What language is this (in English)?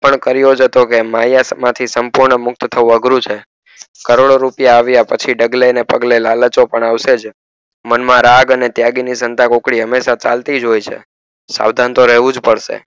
Gujarati